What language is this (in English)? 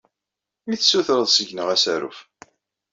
Kabyle